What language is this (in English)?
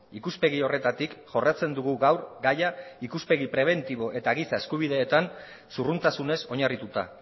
Basque